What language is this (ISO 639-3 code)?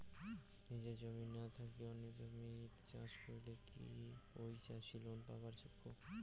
ben